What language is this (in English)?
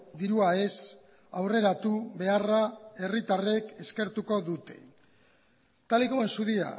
Basque